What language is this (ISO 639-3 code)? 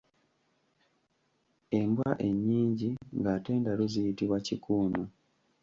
lug